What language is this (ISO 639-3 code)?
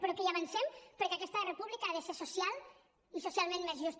cat